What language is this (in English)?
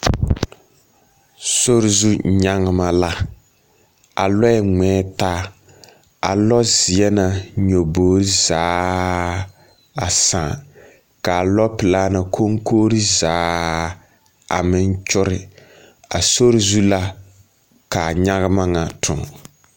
Southern Dagaare